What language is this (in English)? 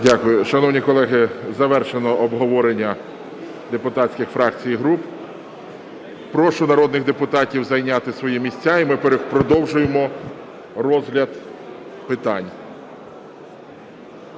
Ukrainian